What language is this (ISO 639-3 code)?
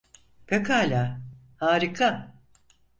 tur